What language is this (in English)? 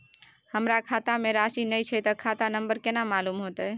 Maithili